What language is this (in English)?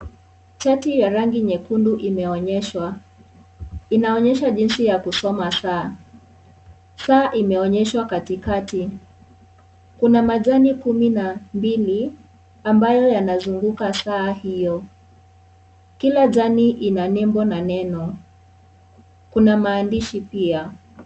Swahili